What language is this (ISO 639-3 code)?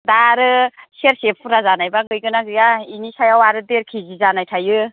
brx